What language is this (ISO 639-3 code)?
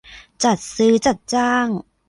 tha